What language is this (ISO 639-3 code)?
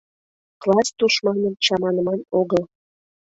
chm